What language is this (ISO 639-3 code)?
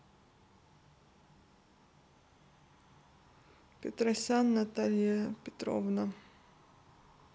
rus